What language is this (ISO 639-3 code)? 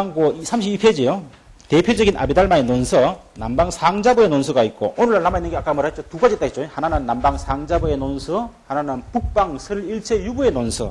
kor